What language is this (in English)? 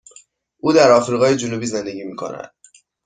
Persian